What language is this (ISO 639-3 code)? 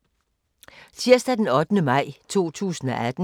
dan